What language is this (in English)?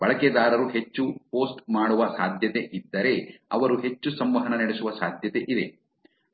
Kannada